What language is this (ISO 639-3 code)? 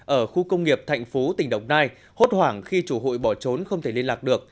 vie